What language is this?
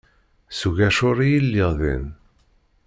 Kabyle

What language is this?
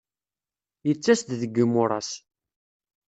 Kabyle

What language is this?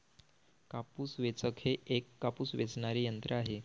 Marathi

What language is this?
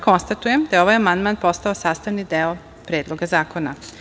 Serbian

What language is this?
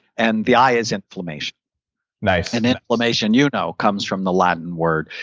English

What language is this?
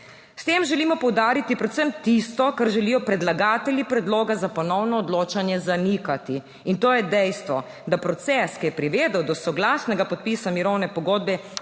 Slovenian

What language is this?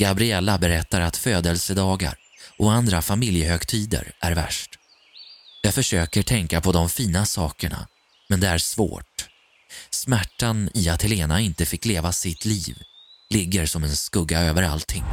Swedish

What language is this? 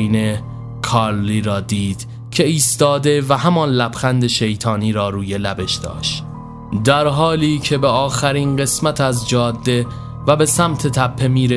Persian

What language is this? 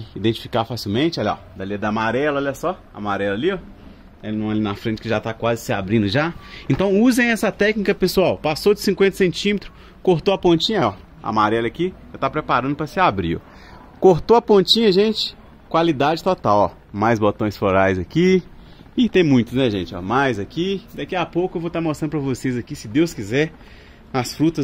Portuguese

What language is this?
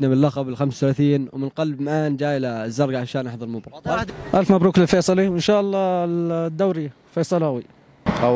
Arabic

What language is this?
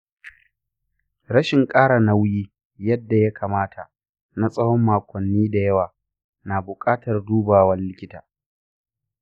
Hausa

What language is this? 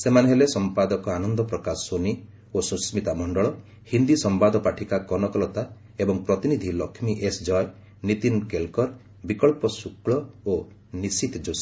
Odia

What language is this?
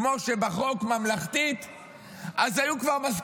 Hebrew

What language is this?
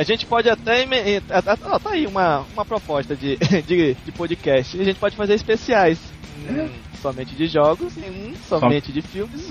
Portuguese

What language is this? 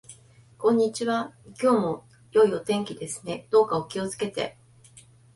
Japanese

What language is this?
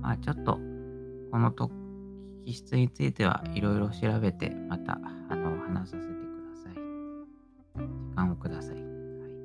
Japanese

